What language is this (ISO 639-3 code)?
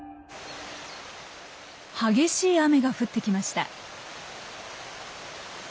jpn